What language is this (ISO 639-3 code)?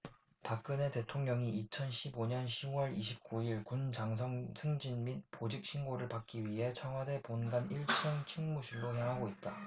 kor